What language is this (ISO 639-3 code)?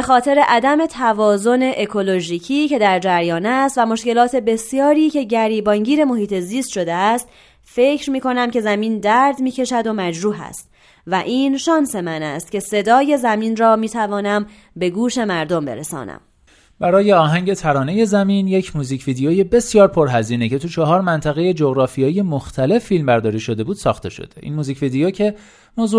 fas